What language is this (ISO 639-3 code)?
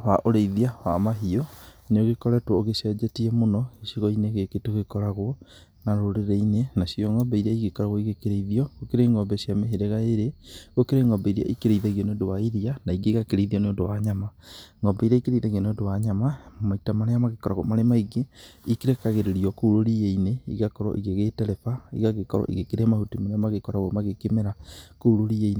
kik